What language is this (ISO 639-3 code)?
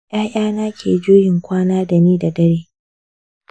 hau